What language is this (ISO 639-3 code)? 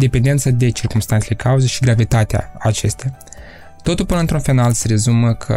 ron